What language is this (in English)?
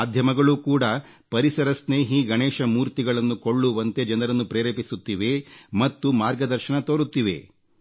Kannada